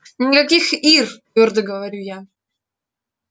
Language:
Russian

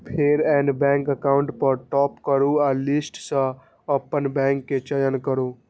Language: Maithili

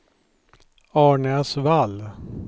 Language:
Swedish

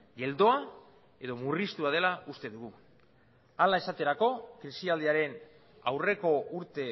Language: Basque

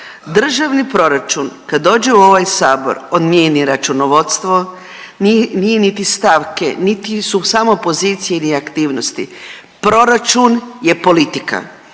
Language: Croatian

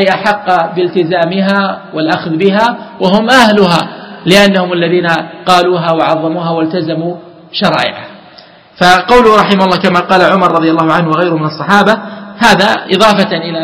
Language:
Arabic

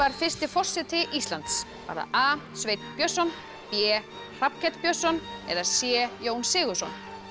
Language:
Icelandic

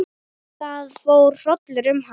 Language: Icelandic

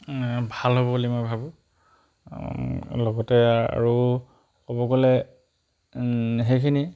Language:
Assamese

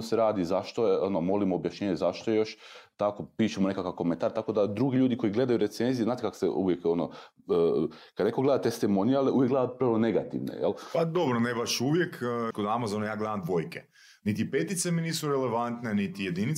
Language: Croatian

